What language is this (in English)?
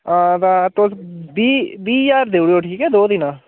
Dogri